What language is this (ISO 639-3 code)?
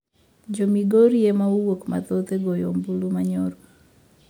luo